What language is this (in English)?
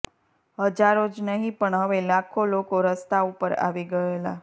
Gujarati